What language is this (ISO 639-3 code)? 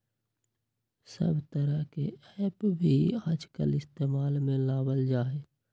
mag